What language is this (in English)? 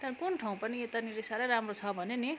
Nepali